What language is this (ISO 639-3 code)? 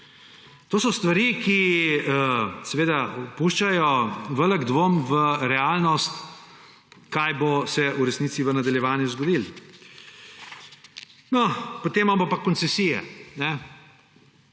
slv